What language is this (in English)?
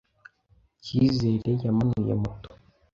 Kinyarwanda